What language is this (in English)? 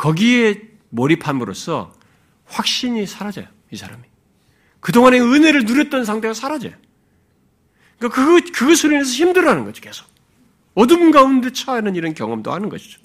Korean